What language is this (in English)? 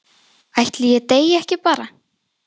Icelandic